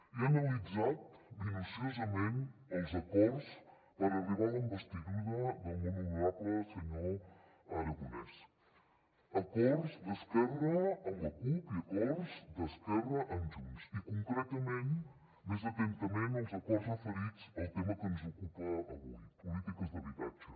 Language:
Catalan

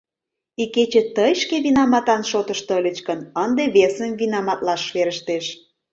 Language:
Mari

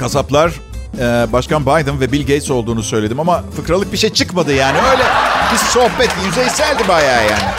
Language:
Turkish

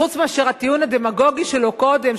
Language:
Hebrew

